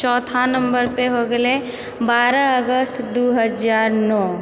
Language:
Maithili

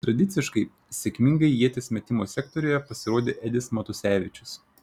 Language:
Lithuanian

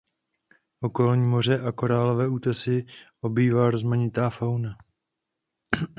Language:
Czech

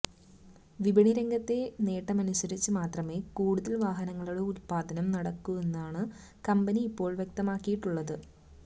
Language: Malayalam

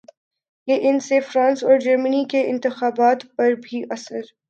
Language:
Urdu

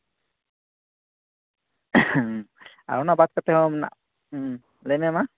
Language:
Santali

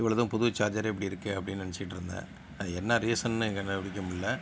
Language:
Tamil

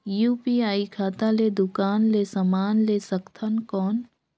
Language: Chhattisgarhi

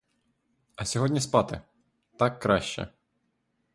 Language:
Ukrainian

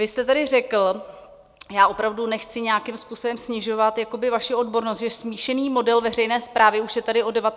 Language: Czech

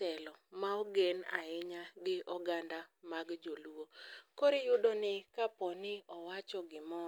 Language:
Luo (Kenya and Tanzania)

